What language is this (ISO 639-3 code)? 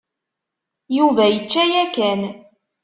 kab